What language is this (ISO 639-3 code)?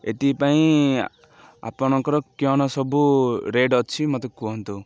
ori